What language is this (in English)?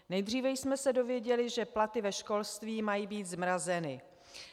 Czech